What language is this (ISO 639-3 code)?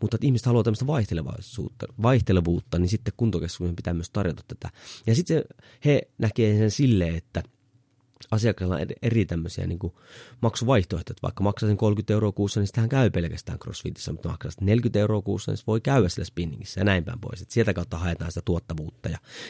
fin